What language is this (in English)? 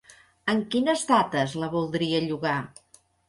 Catalan